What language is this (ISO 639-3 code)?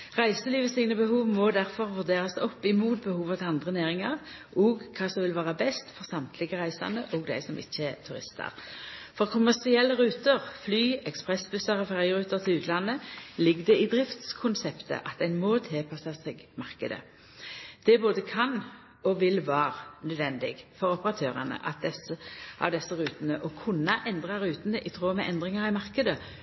nno